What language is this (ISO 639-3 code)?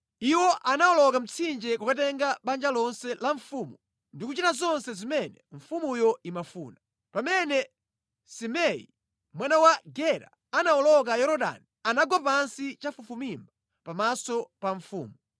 nya